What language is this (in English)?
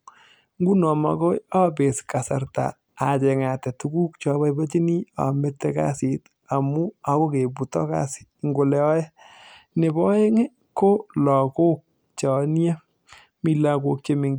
Kalenjin